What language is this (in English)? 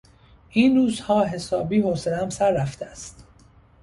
Persian